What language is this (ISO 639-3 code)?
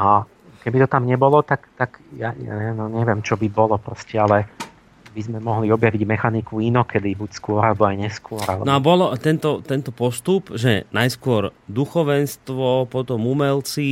slk